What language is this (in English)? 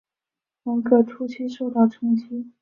Chinese